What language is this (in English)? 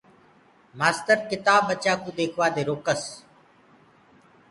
Gurgula